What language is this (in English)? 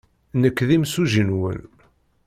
Kabyle